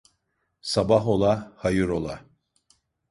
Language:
Turkish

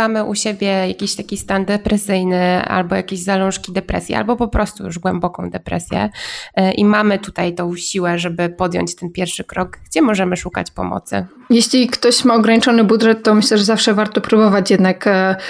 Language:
Polish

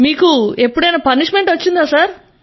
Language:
Telugu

